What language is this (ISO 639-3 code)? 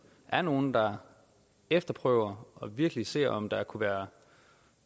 dan